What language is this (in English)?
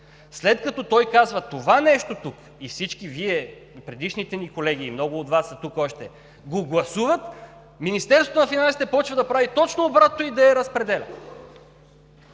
Bulgarian